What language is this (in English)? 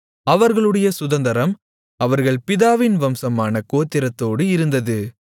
Tamil